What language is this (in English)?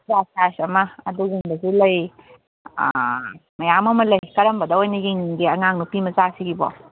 Manipuri